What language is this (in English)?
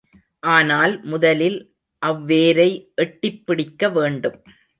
Tamil